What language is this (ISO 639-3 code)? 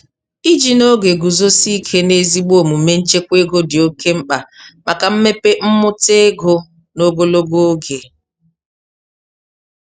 ibo